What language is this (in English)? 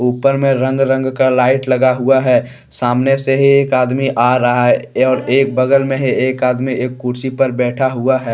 Hindi